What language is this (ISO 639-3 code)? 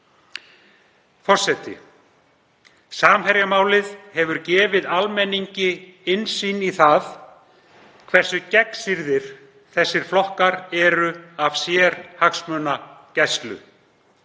isl